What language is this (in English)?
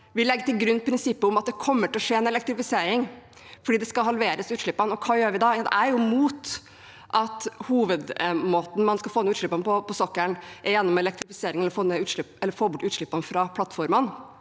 Norwegian